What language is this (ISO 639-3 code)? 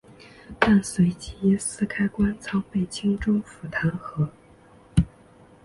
zho